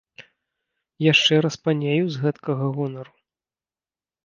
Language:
Belarusian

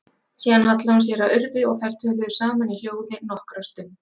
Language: Icelandic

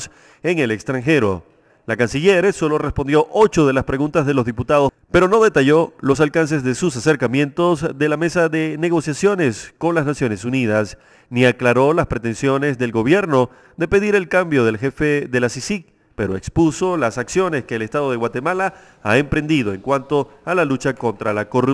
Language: Spanish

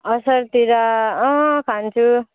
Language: Nepali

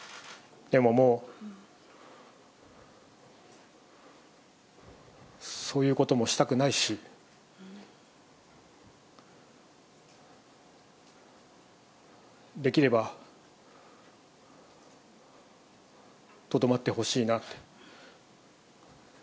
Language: Japanese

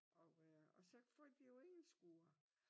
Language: Danish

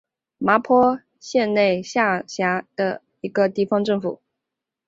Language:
Chinese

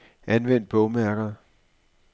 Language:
Danish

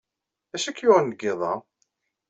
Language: Kabyle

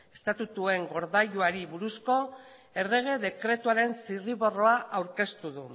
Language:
Basque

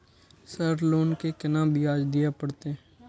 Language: Maithili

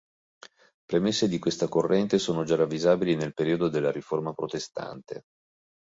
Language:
Italian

